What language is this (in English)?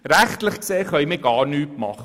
Swiss German